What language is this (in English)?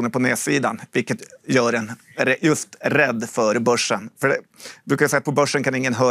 Swedish